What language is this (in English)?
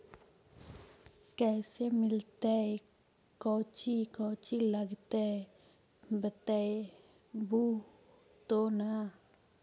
Magahi